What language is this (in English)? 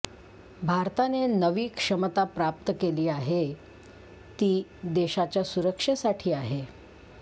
Marathi